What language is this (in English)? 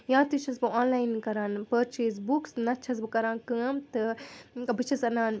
Kashmiri